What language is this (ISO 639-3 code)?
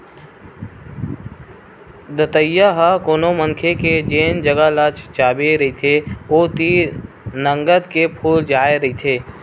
hne